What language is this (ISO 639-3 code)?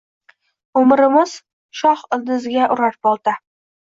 uzb